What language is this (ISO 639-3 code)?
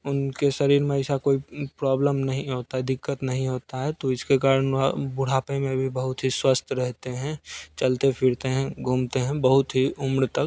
hin